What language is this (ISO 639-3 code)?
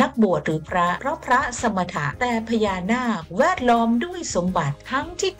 tha